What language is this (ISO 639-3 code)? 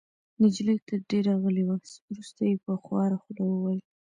pus